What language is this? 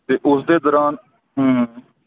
Punjabi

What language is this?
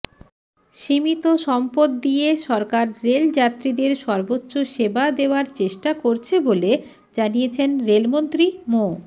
Bangla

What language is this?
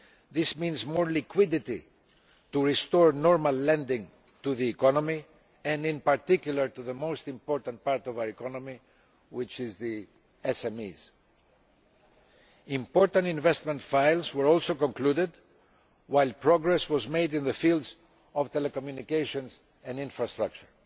English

